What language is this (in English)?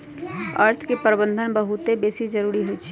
Magahi